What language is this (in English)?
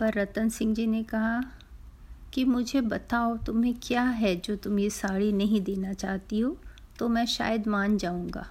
Hindi